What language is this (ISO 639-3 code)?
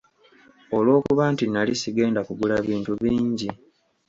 lug